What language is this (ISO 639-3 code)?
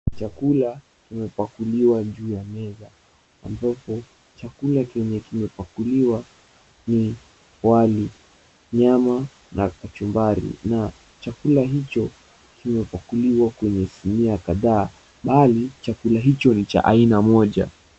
swa